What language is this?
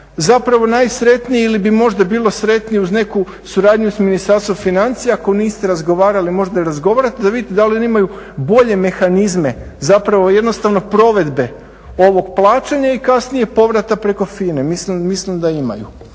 Croatian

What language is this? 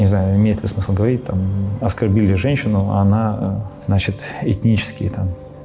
Russian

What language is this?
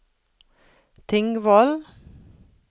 Norwegian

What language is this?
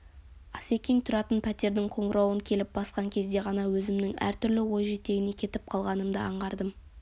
Kazakh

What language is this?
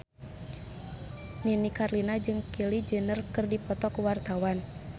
Sundanese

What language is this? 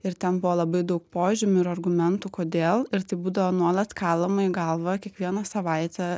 Lithuanian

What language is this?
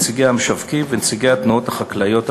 Hebrew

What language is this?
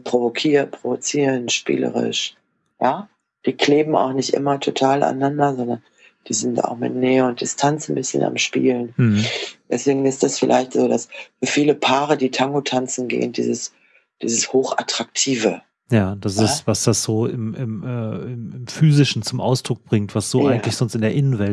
German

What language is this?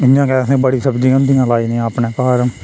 Dogri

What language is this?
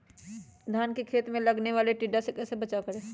Magahi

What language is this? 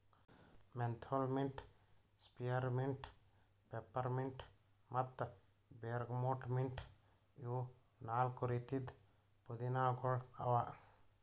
Kannada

